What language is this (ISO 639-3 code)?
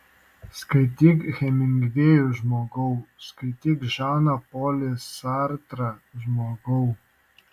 lit